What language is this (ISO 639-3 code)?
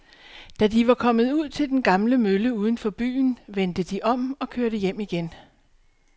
dan